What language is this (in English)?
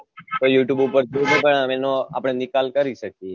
Gujarati